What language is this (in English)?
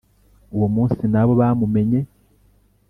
Kinyarwanda